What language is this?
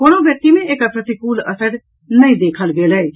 Maithili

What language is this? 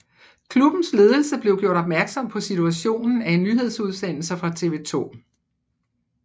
Danish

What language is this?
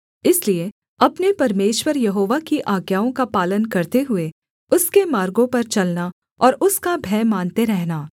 Hindi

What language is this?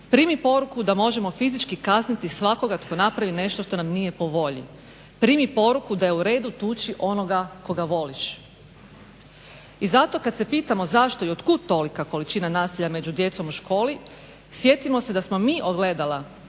Croatian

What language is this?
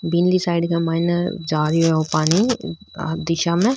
Rajasthani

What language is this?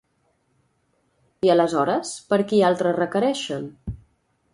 Catalan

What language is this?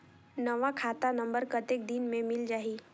Chhattisgarhi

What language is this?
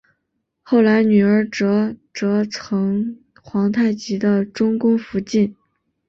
Chinese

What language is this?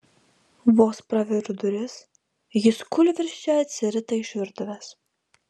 Lithuanian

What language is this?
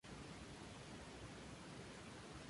Spanish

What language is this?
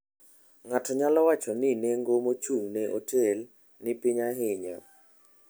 Luo (Kenya and Tanzania)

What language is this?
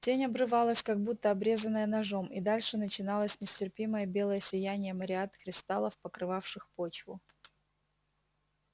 Russian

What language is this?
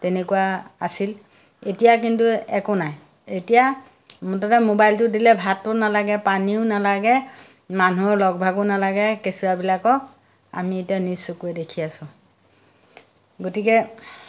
Assamese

